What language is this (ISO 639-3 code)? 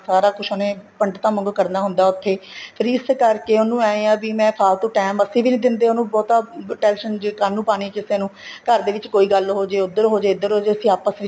pan